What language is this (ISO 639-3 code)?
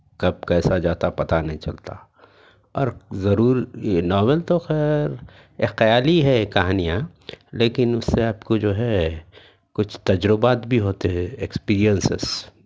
urd